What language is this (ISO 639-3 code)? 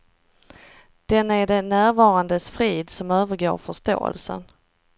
swe